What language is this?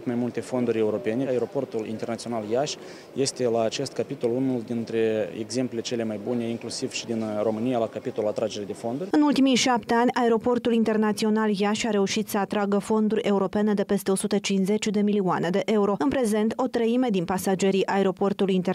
Romanian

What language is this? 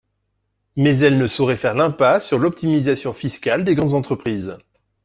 French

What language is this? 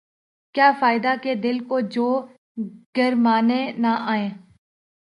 Urdu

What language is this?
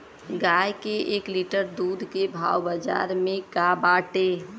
Bhojpuri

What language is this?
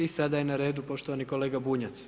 Croatian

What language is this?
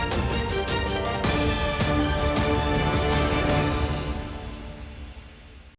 Ukrainian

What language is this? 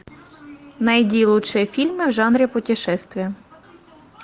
Russian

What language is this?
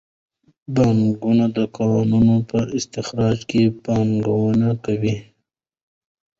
Pashto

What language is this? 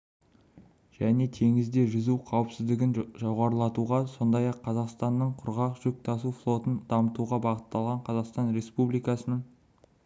Kazakh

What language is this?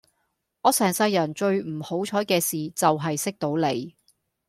Cantonese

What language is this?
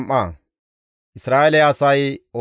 Gamo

